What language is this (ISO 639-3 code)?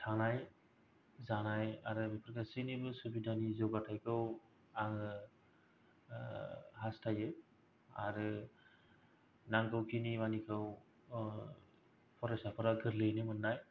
brx